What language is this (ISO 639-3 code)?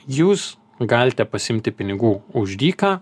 lit